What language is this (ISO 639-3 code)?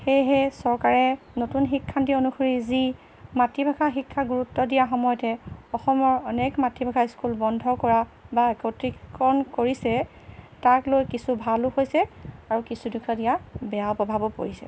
asm